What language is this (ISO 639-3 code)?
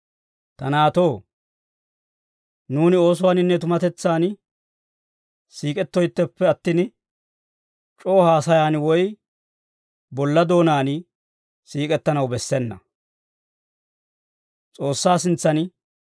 dwr